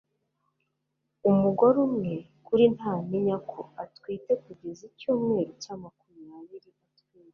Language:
Kinyarwanda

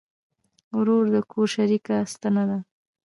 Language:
Pashto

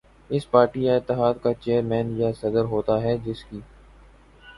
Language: Urdu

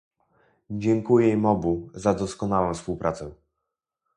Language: Polish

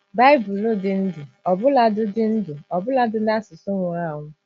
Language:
Igbo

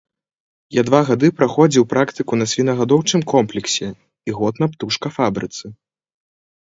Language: Belarusian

